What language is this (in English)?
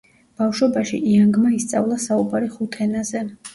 Georgian